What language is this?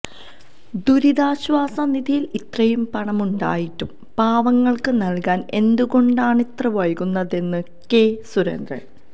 Malayalam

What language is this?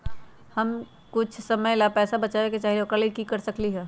Magahi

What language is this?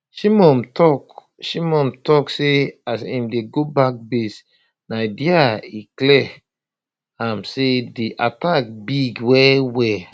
Nigerian Pidgin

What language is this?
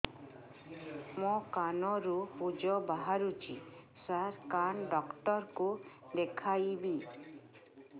Odia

